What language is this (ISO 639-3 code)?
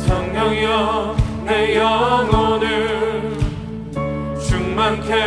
kor